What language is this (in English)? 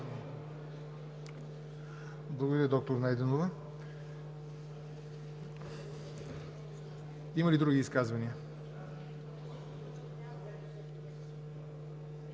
Bulgarian